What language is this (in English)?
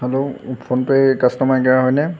Assamese